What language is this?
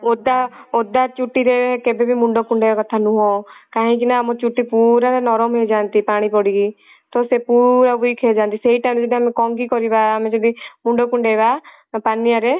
Odia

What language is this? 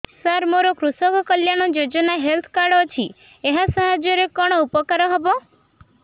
Odia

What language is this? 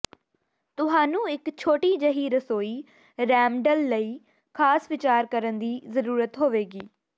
Punjabi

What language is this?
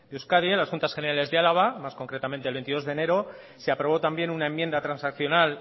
Spanish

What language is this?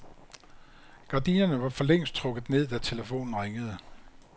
Danish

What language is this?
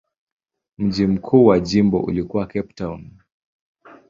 Swahili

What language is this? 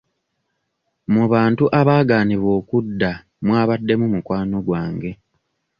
Ganda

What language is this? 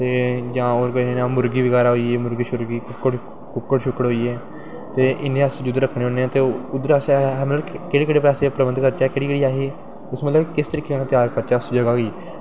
Dogri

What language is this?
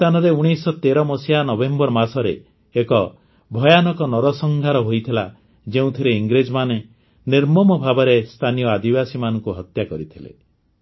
Odia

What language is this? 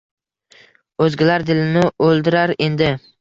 Uzbek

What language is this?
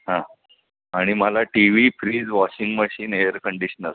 Marathi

